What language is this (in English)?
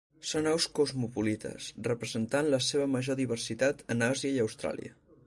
Catalan